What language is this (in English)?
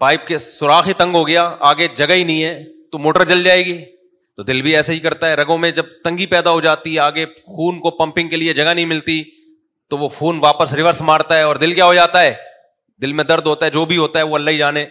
Urdu